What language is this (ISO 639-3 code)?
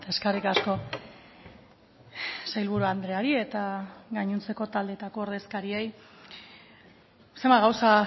eus